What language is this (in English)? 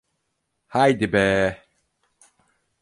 Turkish